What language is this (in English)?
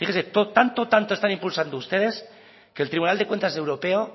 Spanish